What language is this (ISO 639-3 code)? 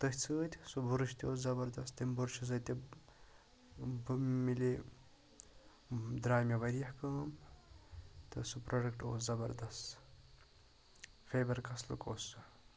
kas